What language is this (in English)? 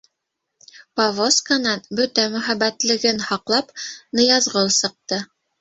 Bashkir